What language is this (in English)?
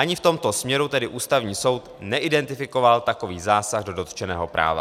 Czech